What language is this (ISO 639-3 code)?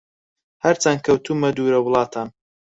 ckb